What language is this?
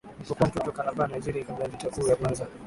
Swahili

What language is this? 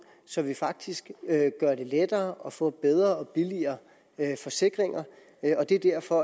Danish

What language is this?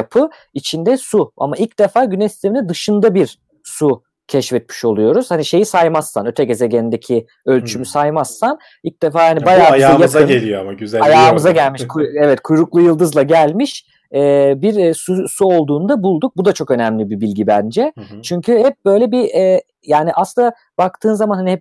Turkish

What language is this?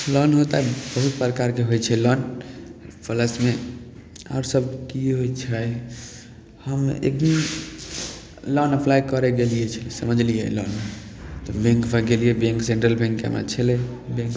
Maithili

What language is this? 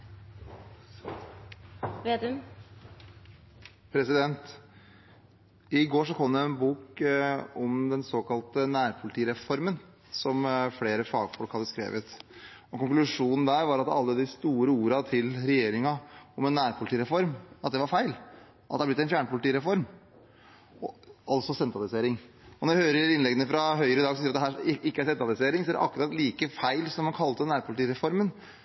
Norwegian Bokmål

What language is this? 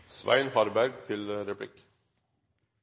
Norwegian Bokmål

